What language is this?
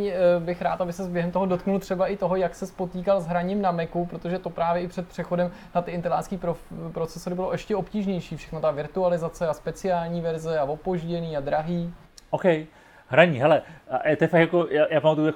Czech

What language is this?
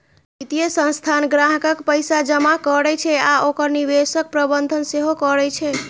Maithili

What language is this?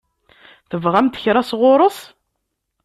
Kabyle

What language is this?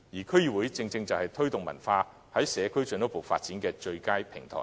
Cantonese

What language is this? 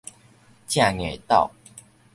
Min Nan Chinese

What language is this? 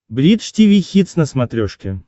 Russian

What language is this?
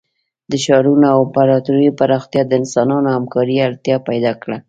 Pashto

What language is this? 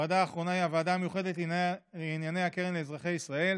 Hebrew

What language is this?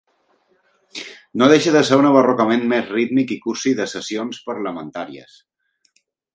Catalan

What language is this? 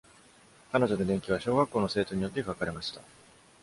Japanese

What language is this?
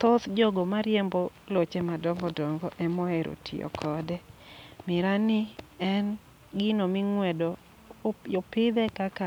Luo (Kenya and Tanzania)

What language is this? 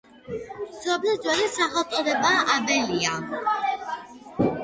Georgian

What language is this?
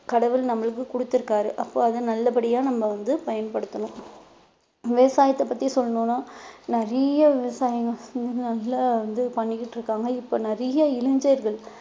Tamil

